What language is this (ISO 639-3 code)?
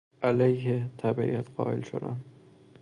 fas